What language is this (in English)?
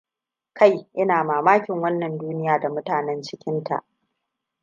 Hausa